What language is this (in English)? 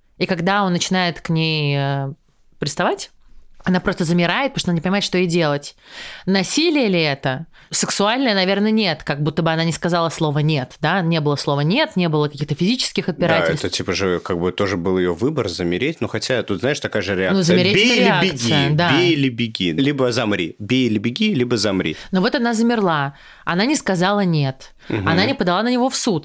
Russian